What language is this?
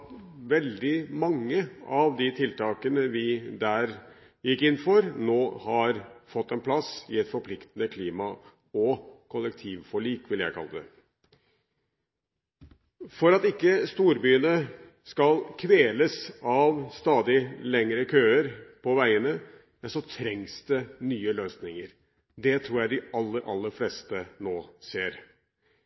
Norwegian Bokmål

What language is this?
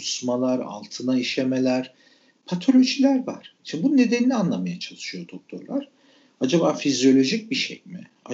Turkish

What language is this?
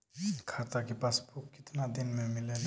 Bhojpuri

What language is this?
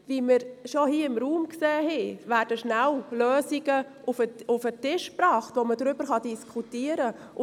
Swiss German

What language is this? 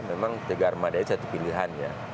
Indonesian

